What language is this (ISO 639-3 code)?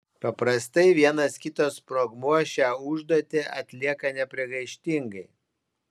lit